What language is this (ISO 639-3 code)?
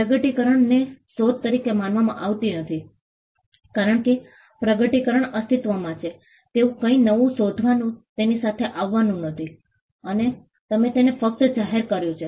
guj